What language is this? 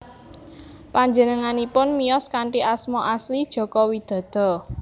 Javanese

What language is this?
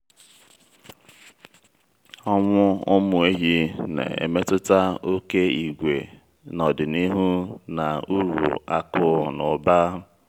Igbo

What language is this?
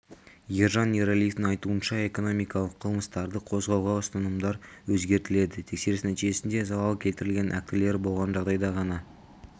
Kazakh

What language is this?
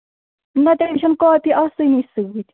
Kashmiri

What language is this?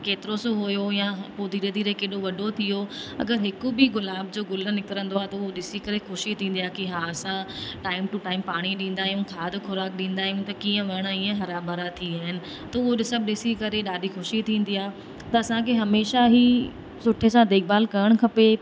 Sindhi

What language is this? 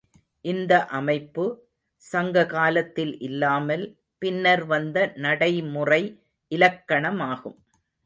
Tamil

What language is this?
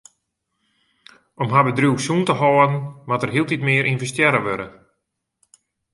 Western Frisian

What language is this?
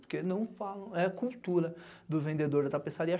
Portuguese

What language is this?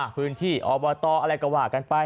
Thai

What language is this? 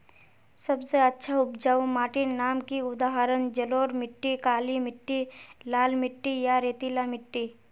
Magahi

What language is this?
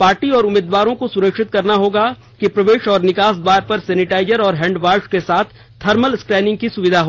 Hindi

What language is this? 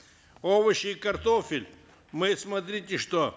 Kazakh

